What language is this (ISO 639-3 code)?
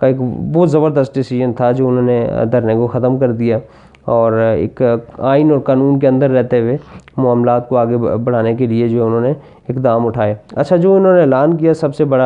urd